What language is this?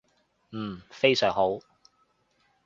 Cantonese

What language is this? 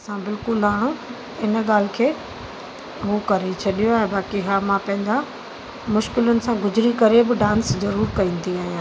Sindhi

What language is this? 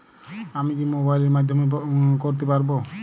Bangla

